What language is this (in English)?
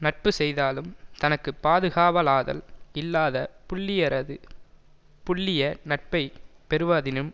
Tamil